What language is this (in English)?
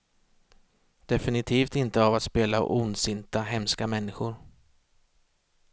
Swedish